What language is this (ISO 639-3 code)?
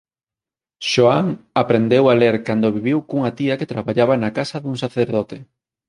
glg